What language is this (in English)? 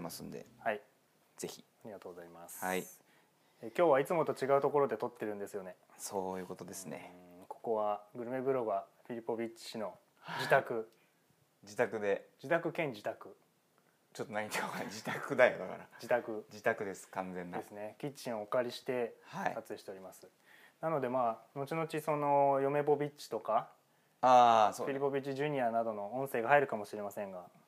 Japanese